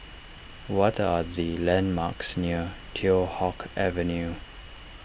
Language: English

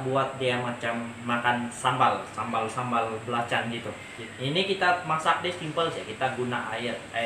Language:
Indonesian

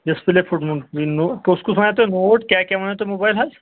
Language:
Kashmiri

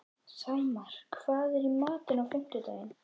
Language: Icelandic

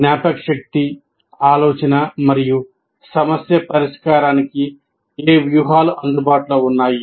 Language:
Telugu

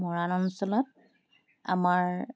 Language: Assamese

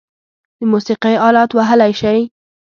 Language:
Pashto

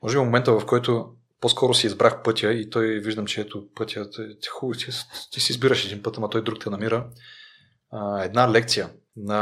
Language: Bulgarian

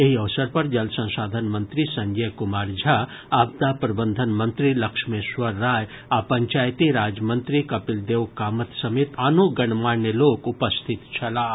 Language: Maithili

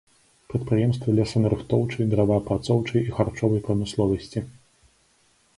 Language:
Belarusian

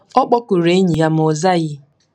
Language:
Igbo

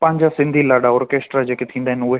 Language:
Sindhi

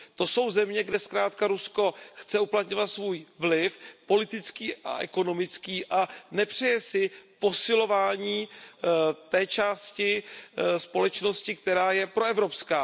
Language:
Czech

